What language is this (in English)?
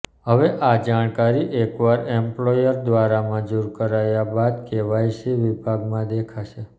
Gujarati